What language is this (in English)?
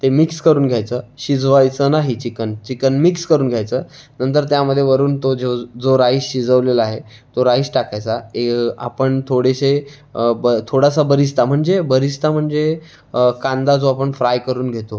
Marathi